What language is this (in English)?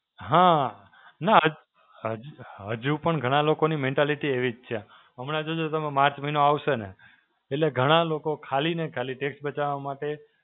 Gujarati